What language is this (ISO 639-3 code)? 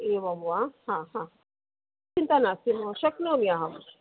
san